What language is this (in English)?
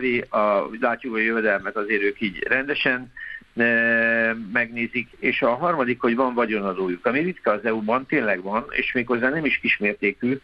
Hungarian